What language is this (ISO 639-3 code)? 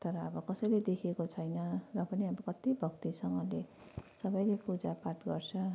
nep